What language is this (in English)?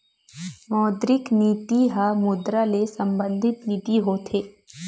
Chhattisgarhi